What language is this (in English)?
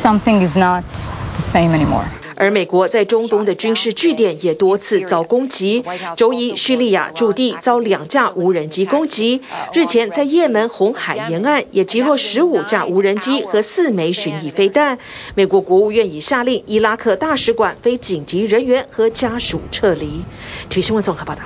Chinese